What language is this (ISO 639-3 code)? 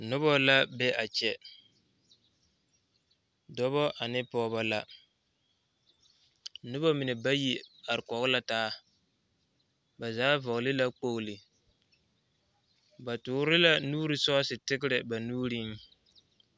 dga